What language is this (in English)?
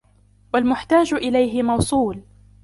Arabic